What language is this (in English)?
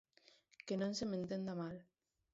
Galician